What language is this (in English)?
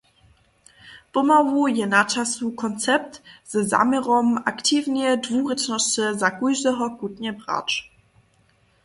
Upper Sorbian